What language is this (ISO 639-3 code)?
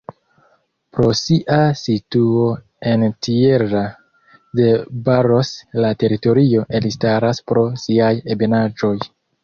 epo